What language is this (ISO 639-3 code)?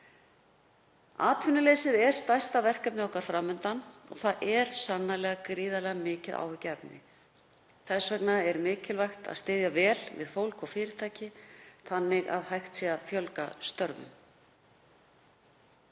isl